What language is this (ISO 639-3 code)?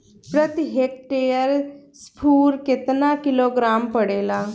bho